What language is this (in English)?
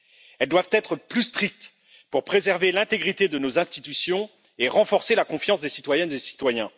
French